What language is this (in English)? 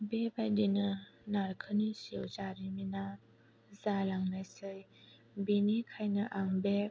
Bodo